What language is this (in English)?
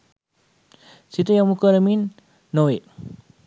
Sinhala